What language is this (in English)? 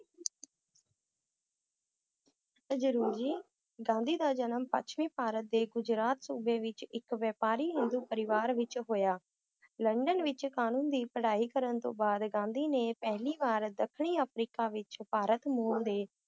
Punjabi